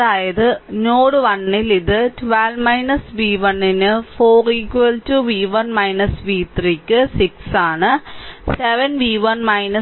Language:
Malayalam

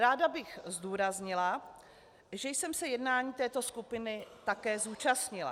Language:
Czech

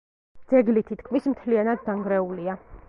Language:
Georgian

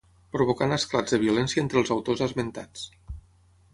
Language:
Catalan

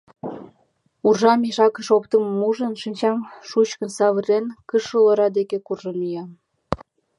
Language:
Mari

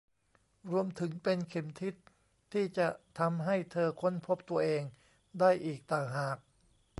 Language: Thai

